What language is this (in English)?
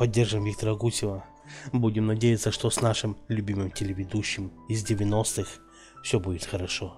Russian